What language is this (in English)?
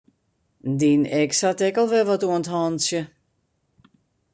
Western Frisian